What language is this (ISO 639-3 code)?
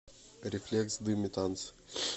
rus